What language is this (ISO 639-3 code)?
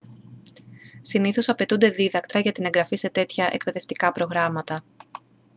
ell